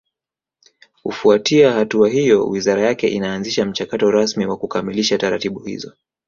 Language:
Swahili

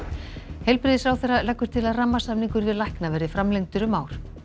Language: Icelandic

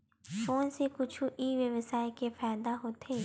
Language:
Chhattisgarhi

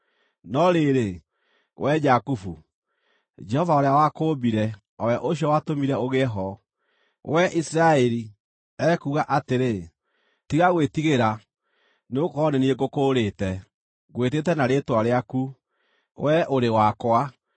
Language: Kikuyu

